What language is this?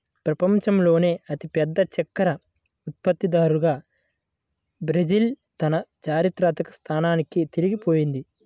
Telugu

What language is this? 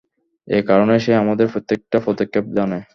Bangla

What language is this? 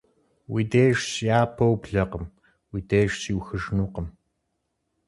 Kabardian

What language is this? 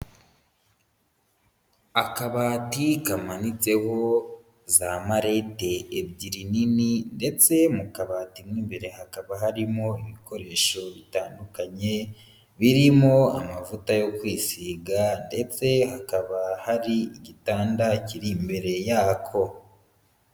Kinyarwanda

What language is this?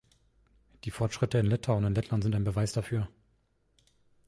German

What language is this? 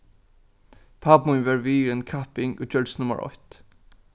Faroese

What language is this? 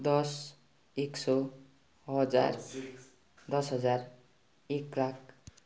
Nepali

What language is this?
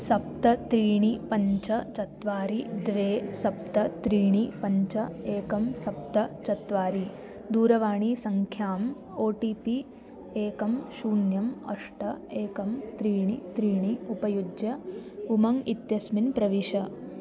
Sanskrit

